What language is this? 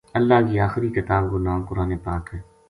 Gujari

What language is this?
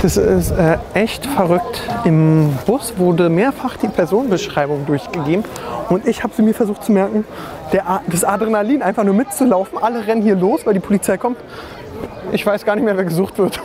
German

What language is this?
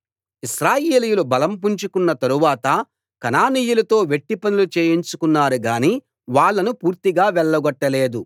Telugu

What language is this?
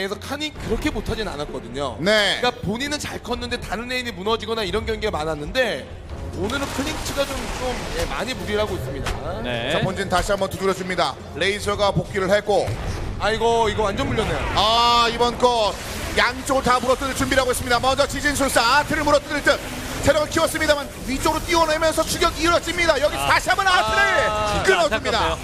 Korean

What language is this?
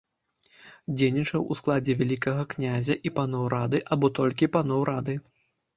Belarusian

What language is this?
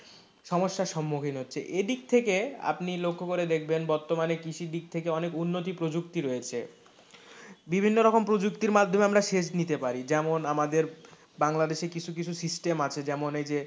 Bangla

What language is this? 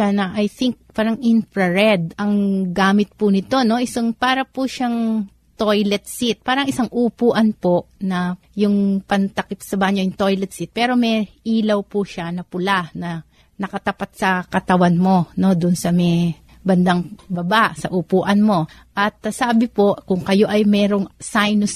Filipino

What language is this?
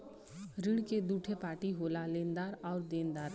Bhojpuri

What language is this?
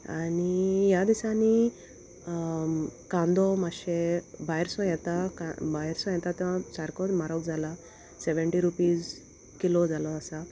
Konkani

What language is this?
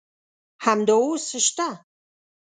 Pashto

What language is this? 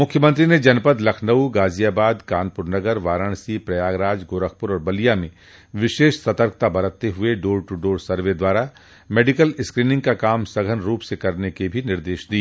Hindi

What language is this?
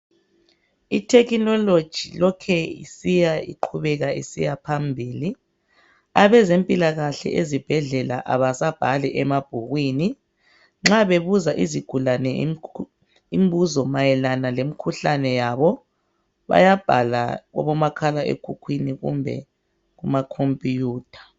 North Ndebele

